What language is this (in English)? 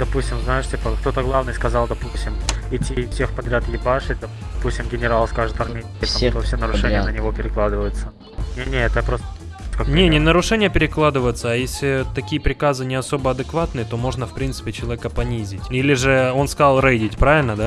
Russian